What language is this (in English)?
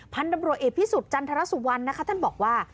Thai